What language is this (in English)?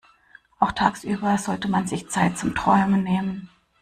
German